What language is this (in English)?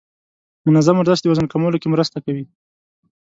Pashto